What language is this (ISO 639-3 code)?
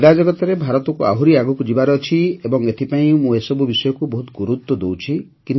ori